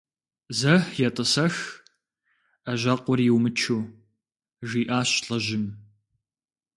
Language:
Kabardian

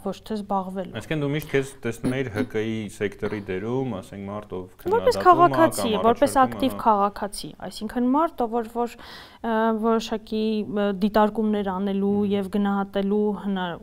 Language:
Romanian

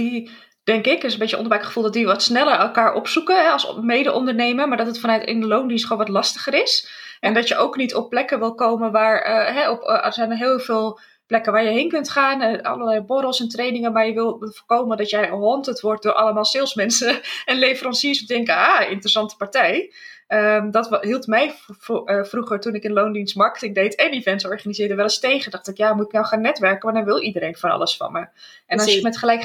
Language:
Dutch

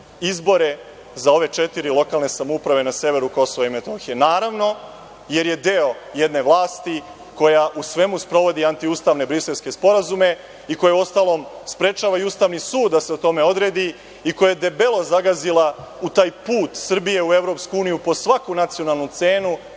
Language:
Serbian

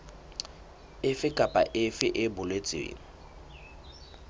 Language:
Southern Sotho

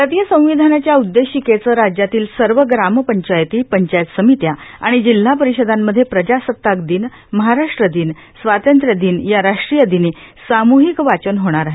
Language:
Marathi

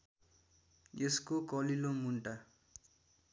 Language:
Nepali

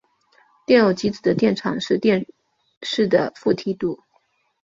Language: Chinese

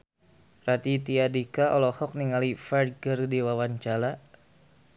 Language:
Sundanese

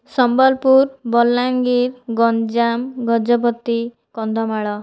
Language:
Odia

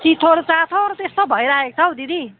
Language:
Nepali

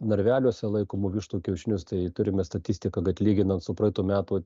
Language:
Lithuanian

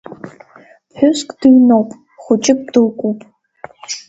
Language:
Abkhazian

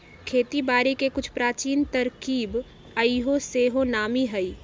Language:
Magahi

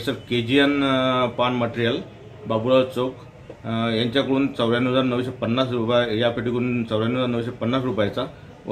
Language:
Marathi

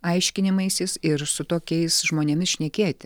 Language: Lithuanian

